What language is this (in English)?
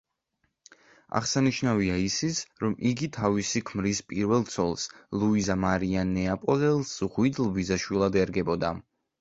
Georgian